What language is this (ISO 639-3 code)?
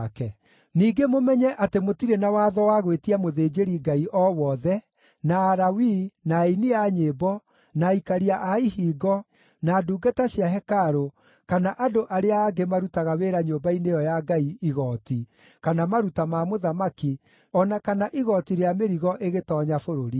kik